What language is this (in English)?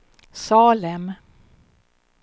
Swedish